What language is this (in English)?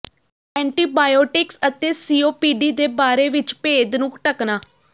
Punjabi